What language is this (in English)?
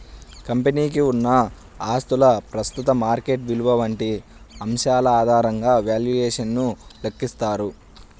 Telugu